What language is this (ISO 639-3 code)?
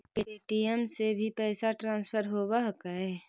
mag